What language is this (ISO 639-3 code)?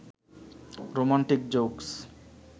ben